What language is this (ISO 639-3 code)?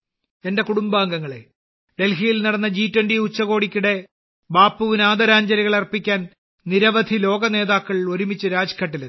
mal